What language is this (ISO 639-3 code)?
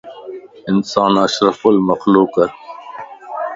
lss